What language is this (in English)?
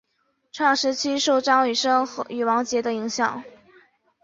Chinese